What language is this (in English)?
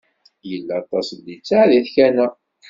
Kabyle